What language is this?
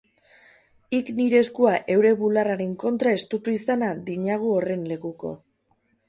Basque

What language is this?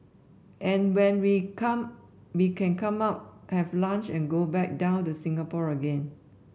English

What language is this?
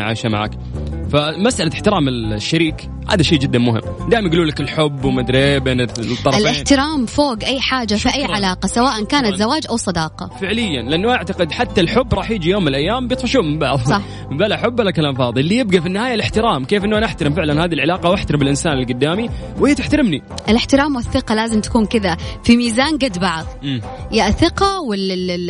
Arabic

